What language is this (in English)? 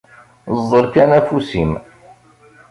Kabyle